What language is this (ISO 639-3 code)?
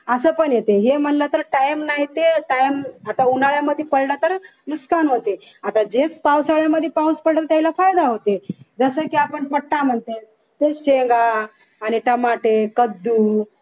mar